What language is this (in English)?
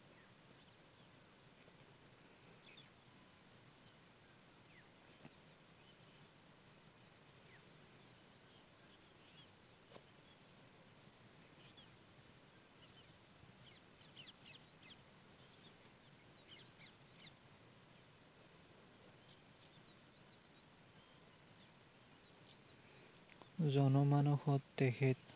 Assamese